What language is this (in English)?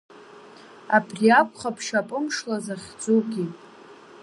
Abkhazian